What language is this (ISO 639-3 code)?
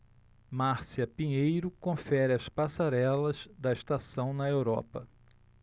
por